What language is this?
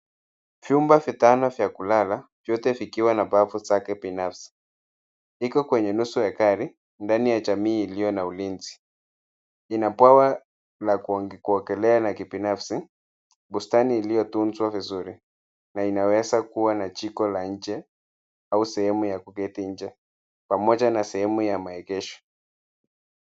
Swahili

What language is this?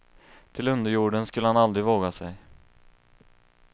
Swedish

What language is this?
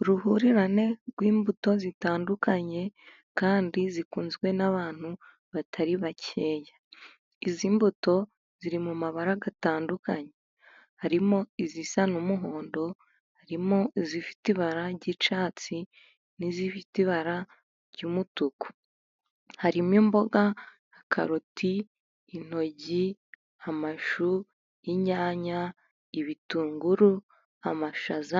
Kinyarwanda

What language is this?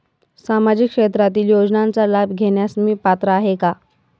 Marathi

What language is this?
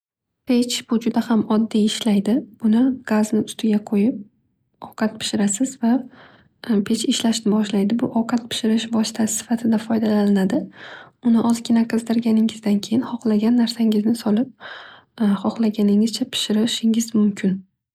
Uzbek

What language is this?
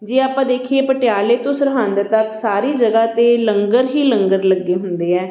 Punjabi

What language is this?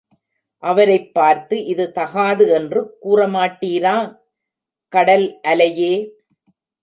Tamil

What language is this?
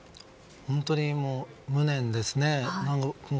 Japanese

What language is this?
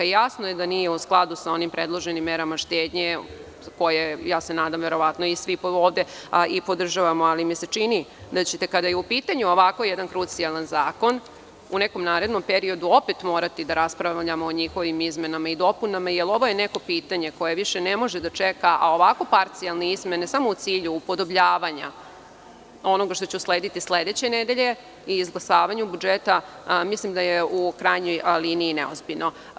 Serbian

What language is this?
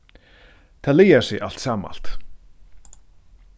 Faroese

